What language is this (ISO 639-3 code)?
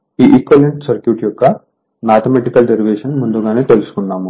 tel